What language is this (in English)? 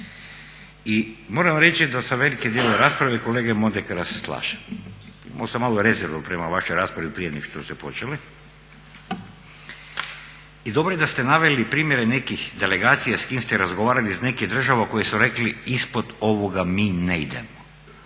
Croatian